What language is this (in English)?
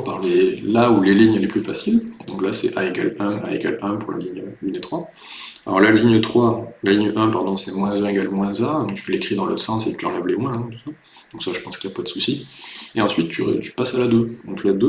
French